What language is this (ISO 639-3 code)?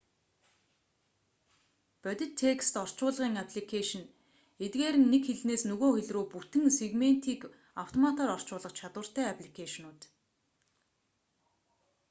mon